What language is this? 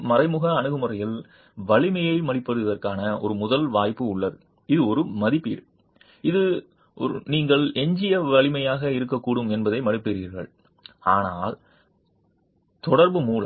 Tamil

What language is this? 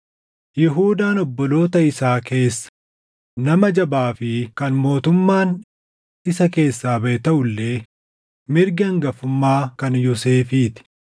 Oromo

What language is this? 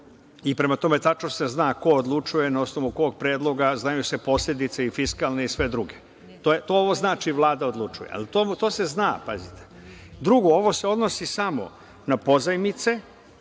Serbian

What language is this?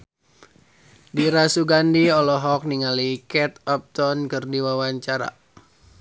Sundanese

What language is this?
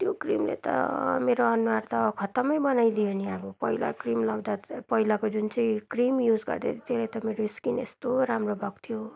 Nepali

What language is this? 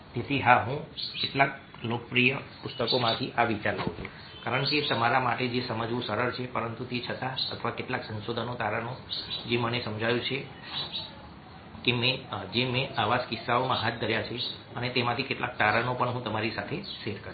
Gujarati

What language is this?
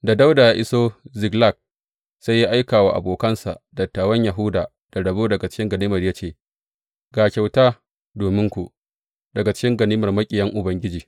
Hausa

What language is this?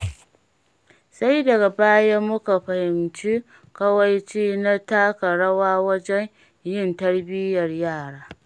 Hausa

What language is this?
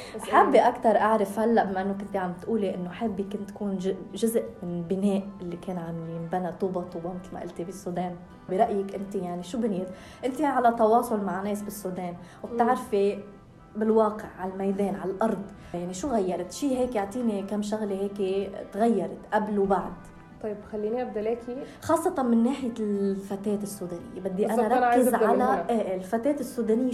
Arabic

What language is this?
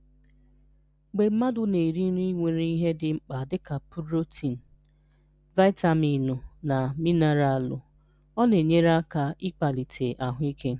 Igbo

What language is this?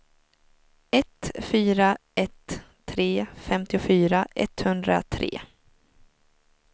Swedish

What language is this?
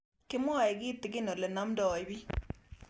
Kalenjin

